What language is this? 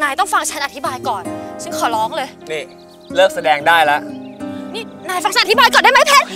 Thai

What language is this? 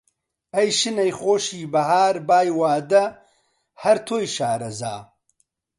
Central Kurdish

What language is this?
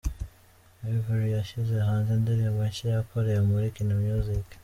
Kinyarwanda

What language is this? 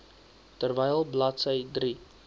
Afrikaans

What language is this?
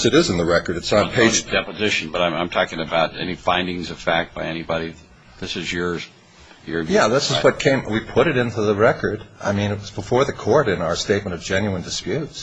English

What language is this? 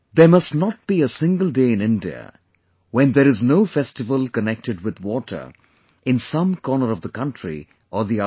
English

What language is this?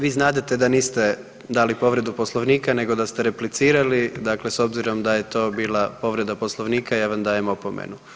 Croatian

